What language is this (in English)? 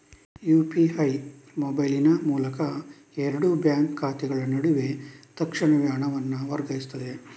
Kannada